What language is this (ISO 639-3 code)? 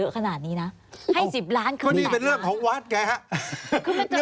tha